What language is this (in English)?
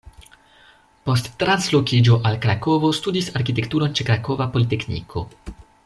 Esperanto